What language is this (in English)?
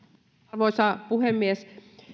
Finnish